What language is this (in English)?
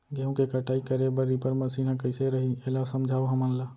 Chhattisgarhi